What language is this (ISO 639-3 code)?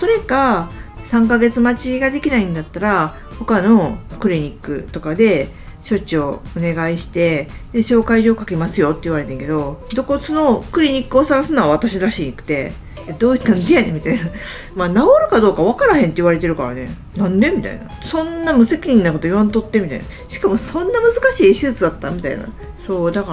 jpn